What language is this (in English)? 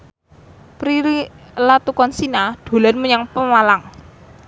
Javanese